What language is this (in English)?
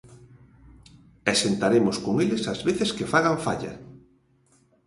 Galician